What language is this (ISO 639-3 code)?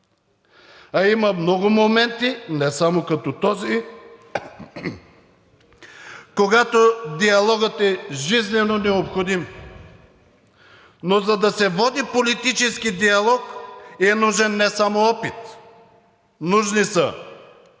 bul